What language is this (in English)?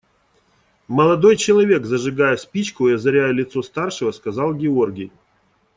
Russian